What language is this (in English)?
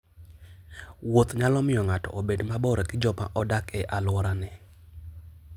Luo (Kenya and Tanzania)